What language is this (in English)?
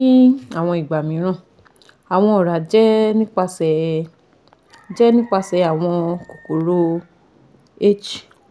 Yoruba